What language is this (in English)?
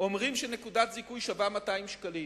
Hebrew